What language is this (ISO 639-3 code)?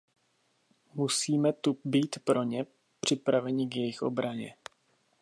ces